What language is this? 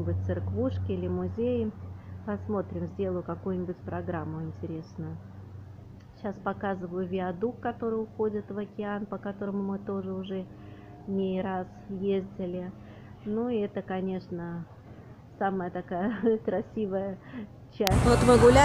Russian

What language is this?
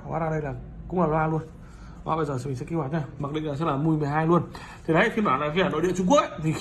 Vietnamese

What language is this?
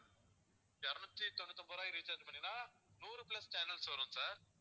Tamil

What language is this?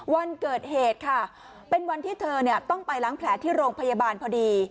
Thai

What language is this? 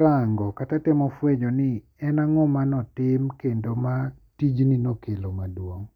Luo (Kenya and Tanzania)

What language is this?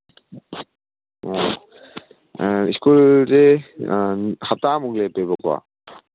Manipuri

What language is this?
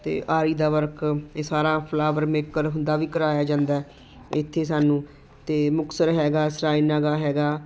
Punjabi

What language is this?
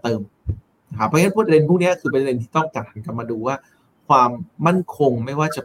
Thai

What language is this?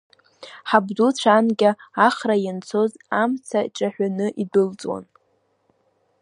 Abkhazian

